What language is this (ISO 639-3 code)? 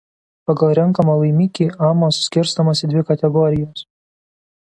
lit